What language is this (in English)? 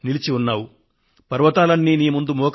Telugu